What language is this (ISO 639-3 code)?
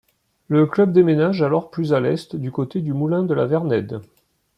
fra